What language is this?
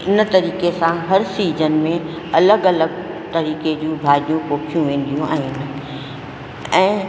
Sindhi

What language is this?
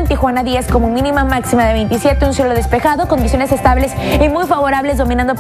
Spanish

